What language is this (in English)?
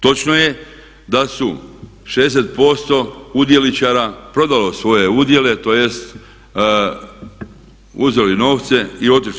Croatian